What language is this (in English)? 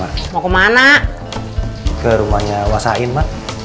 Indonesian